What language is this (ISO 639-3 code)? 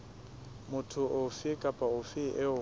sot